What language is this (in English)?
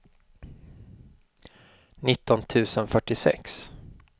Swedish